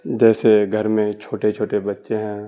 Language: Urdu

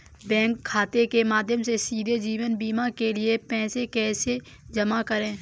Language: Hindi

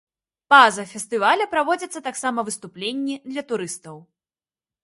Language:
Belarusian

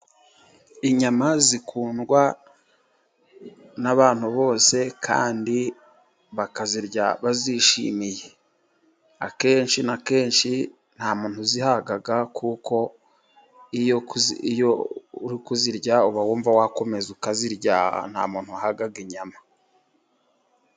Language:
Kinyarwanda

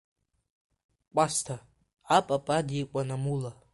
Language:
Abkhazian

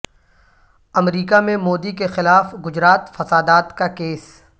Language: Urdu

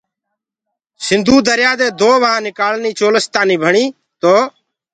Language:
Gurgula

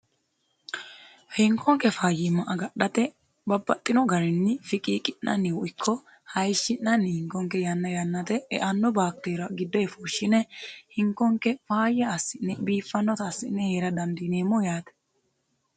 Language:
Sidamo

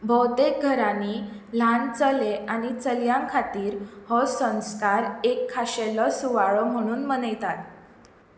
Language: Konkani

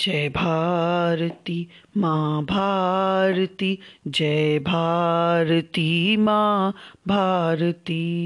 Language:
Hindi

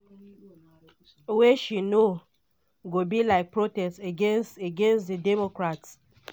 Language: Nigerian Pidgin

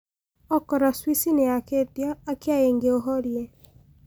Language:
Kikuyu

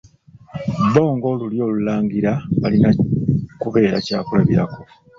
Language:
Ganda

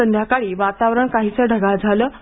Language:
Marathi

